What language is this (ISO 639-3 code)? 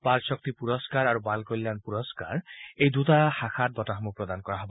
asm